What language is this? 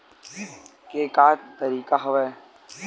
Chhattisgarhi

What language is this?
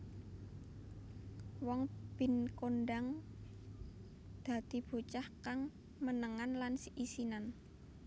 Javanese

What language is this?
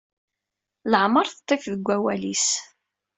Kabyle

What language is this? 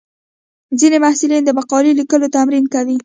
Pashto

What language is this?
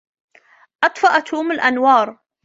Arabic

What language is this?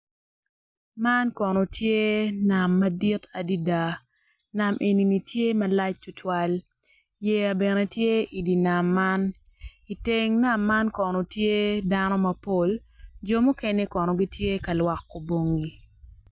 Acoli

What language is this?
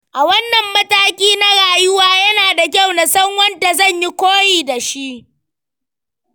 Hausa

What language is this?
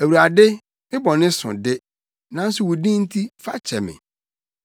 Akan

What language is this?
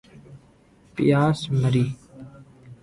Urdu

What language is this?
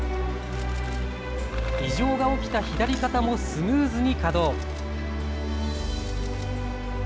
Japanese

